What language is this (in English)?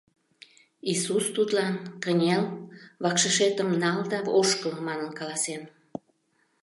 Mari